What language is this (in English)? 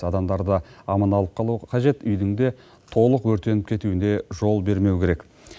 Kazakh